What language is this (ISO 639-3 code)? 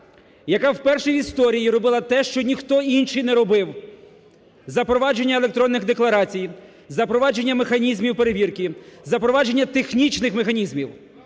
ukr